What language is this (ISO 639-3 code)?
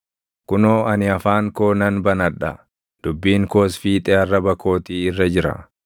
orm